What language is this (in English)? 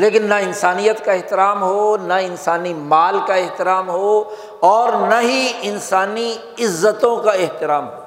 Urdu